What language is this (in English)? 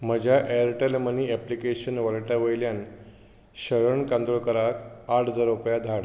Konkani